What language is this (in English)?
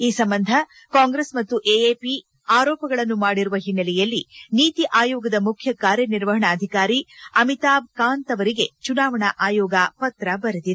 Kannada